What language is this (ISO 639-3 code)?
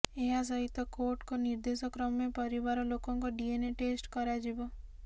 ori